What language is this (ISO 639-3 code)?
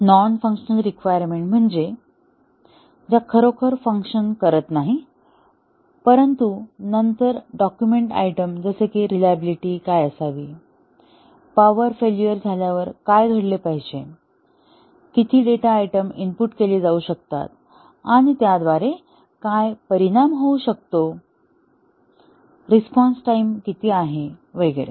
mar